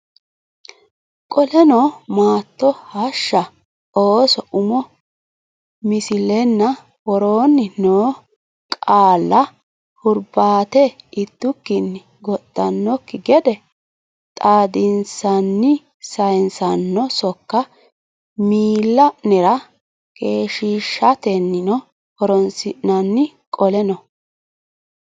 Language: Sidamo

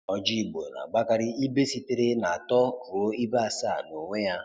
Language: Igbo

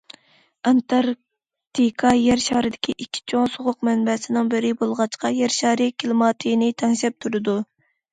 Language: Uyghur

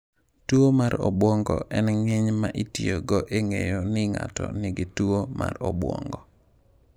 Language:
Luo (Kenya and Tanzania)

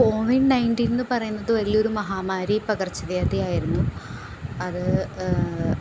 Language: Malayalam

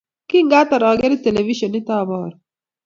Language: Kalenjin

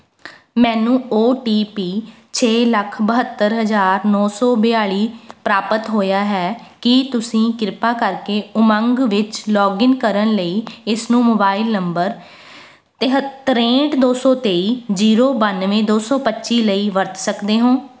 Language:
Punjabi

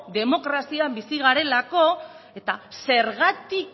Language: Basque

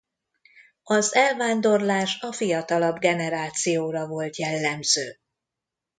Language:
Hungarian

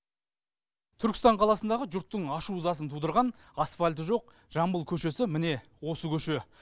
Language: Kazakh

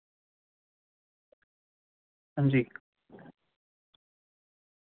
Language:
Dogri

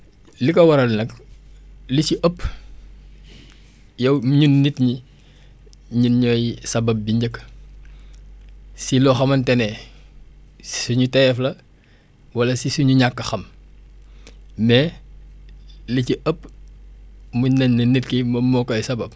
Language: Wolof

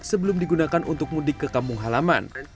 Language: Indonesian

